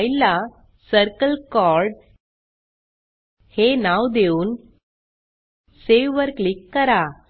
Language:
Marathi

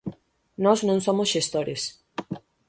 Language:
Galician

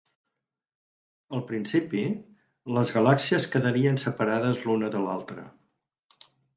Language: Catalan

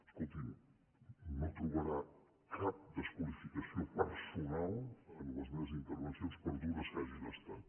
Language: Catalan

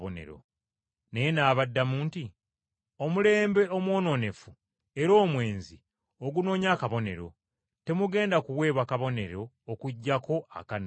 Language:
Ganda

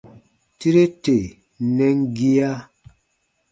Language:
Baatonum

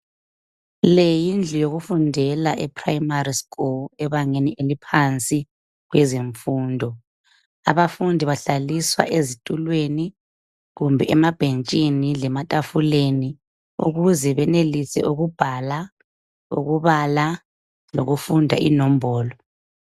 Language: North Ndebele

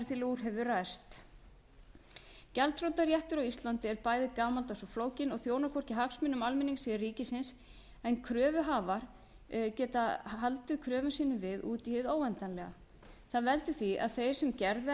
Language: Icelandic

